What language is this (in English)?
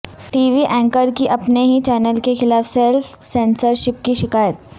Urdu